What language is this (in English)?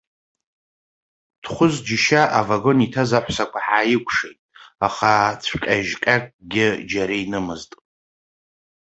Abkhazian